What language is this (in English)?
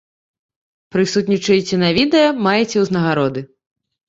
Belarusian